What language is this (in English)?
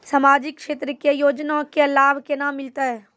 Maithili